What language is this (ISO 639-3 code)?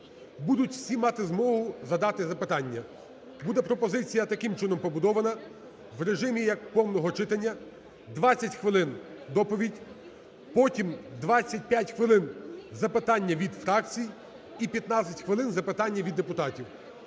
ukr